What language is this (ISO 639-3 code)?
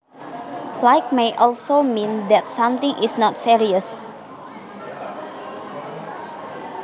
jav